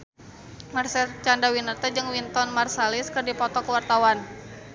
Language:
Sundanese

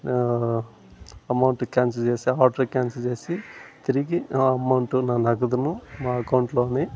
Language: Telugu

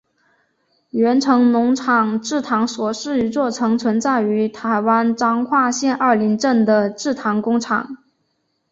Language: Chinese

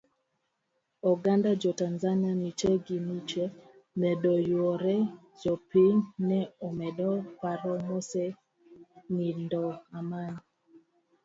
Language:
Luo (Kenya and Tanzania)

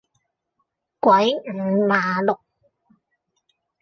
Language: Cantonese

